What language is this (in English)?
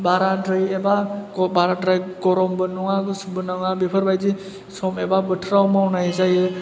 Bodo